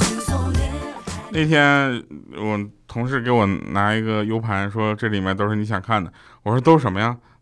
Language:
Chinese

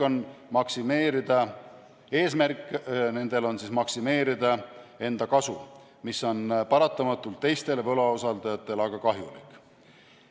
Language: Estonian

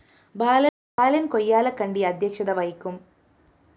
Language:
Malayalam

